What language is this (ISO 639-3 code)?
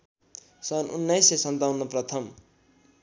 nep